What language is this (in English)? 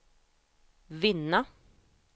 Swedish